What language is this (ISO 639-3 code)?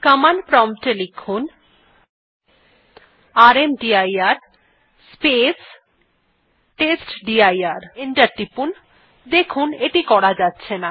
ben